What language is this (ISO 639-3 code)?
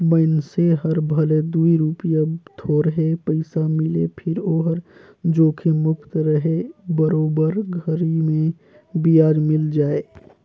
hne